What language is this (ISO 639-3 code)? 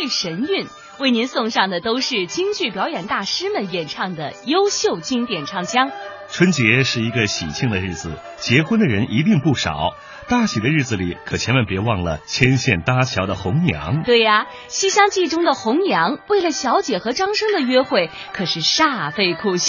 zho